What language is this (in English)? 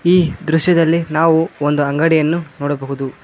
Kannada